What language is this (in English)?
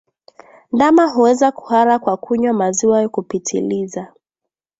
Swahili